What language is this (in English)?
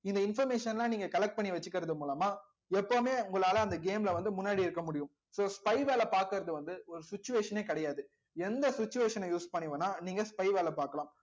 Tamil